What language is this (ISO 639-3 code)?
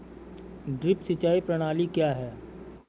hin